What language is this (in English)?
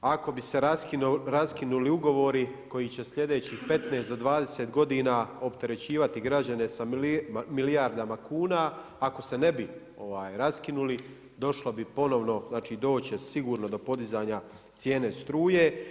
Croatian